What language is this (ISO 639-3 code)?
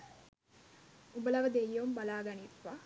sin